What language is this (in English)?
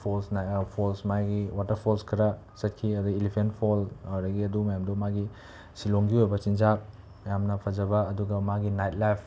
Manipuri